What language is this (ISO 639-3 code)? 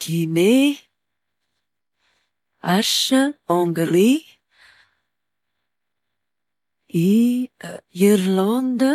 mlg